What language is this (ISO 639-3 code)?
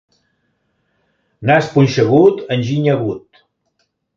cat